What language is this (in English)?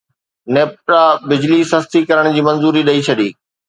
Sindhi